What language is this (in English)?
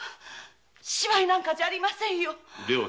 Japanese